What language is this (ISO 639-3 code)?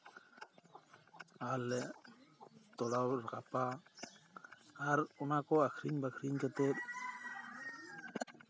sat